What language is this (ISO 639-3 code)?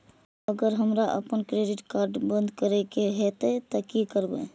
mai